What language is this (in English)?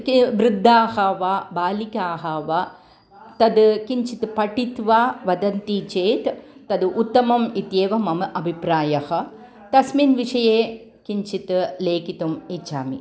Sanskrit